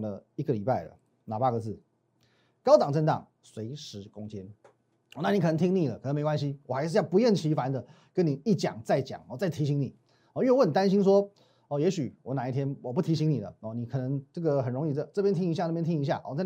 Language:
Chinese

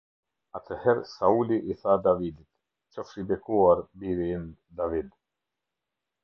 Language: Albanian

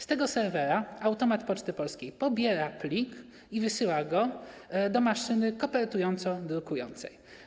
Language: Polish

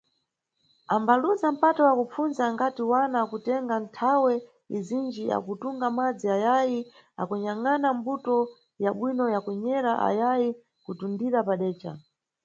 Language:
Nyungwe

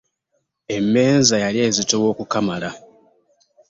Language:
Ganda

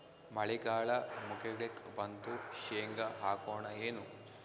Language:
Kannada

